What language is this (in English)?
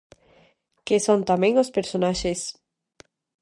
Galician